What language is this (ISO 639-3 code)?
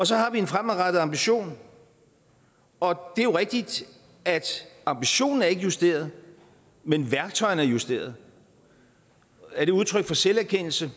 dan